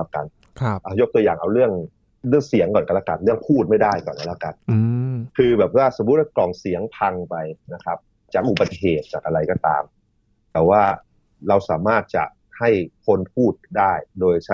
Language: Thai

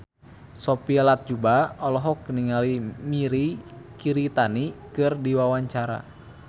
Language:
Sundanese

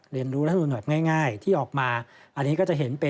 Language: Thai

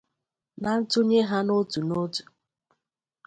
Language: Igbo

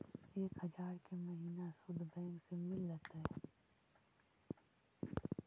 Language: Magahi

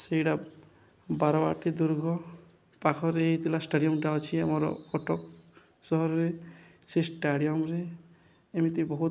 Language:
Odia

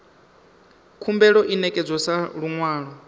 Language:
Venda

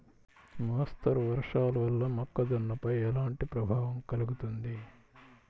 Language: Telugu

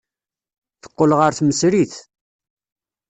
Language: Kabyle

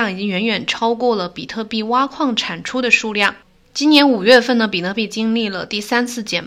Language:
Chinese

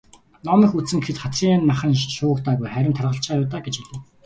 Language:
Mongolian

